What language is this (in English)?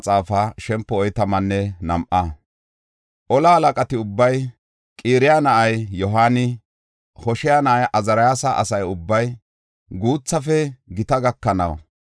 Gofa